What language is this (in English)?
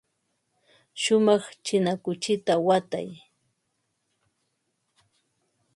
Ambo-Pasco Quechua